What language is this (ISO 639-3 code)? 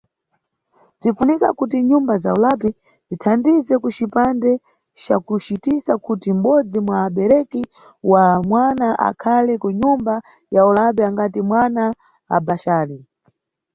nyu